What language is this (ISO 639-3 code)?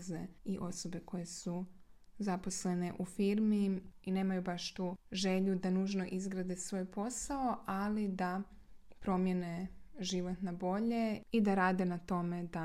hrv